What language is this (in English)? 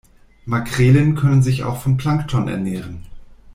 German